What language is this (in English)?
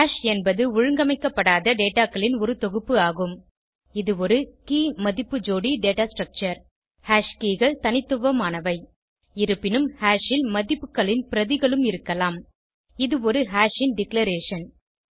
Tamil